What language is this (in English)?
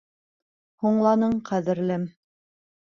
Bashkir